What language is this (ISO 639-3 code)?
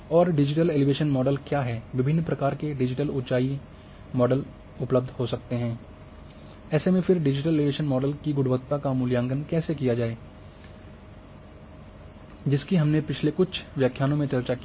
hin